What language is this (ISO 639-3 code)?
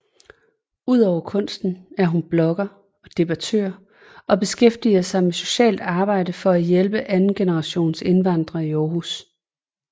dan